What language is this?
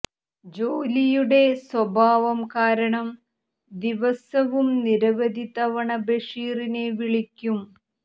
Malayalam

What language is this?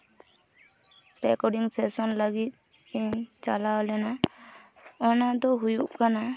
Santali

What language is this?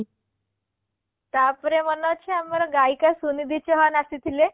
Odia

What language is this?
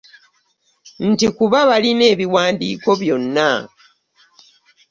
Ganda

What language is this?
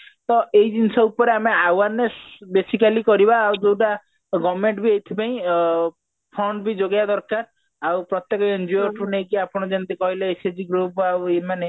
Odia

